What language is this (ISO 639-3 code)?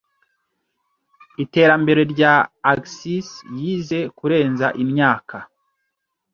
kin